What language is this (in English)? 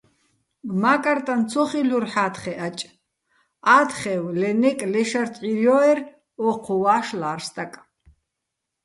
Bats